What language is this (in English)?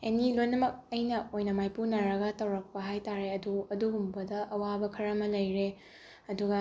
Manipuri